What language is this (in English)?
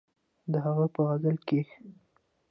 Pashto